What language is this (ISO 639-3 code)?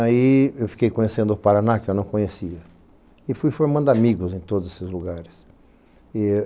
por